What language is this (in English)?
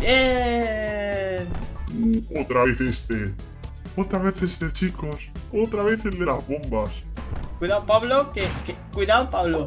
Spanish